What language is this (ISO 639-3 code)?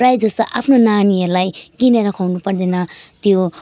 nep